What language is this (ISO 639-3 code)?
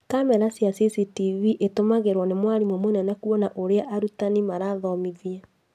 kik